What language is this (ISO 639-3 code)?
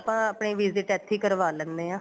pan